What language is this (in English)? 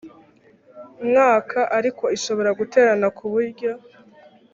Kinyarwanda